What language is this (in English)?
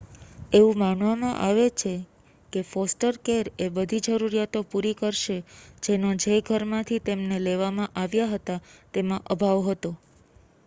Gujarati